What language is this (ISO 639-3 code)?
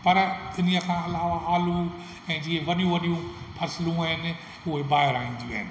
snd